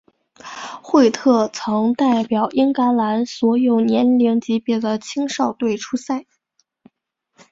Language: Chinese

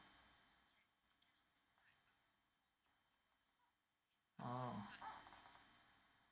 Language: English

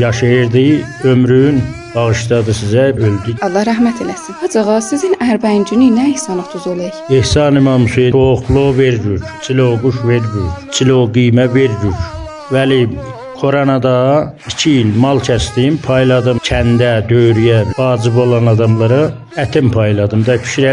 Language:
Persian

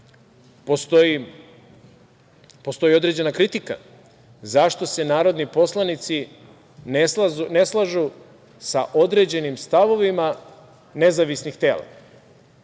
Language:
Serbian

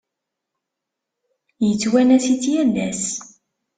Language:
Kabyle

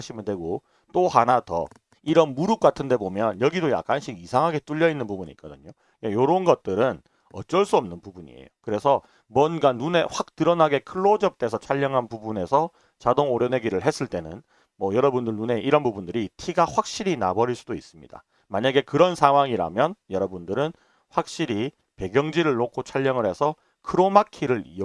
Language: Korean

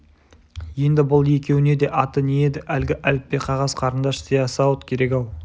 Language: Kazakh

